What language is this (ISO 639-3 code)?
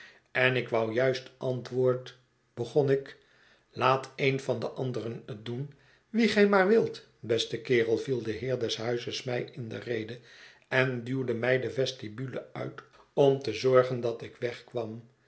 nld